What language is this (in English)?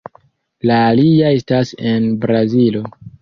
Esperanto